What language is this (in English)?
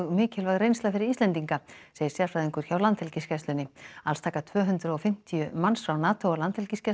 Icelandic